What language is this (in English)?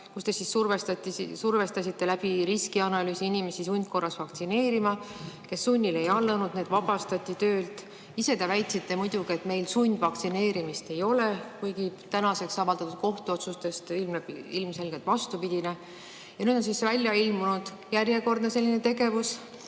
Estonian